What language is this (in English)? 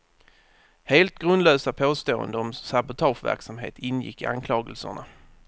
Swedish